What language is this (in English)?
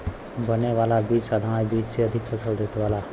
Bhojpuri